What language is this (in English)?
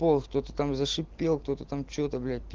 Russian